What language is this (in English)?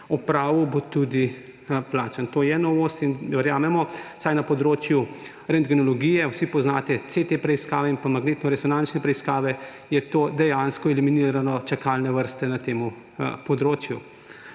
Slovenian